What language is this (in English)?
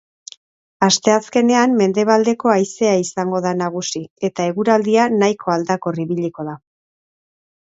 Basque